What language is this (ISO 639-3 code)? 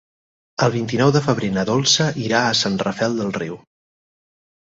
cat